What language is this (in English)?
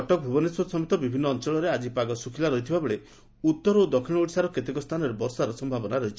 Odia